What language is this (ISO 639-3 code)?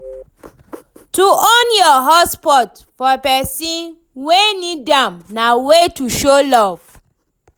pcm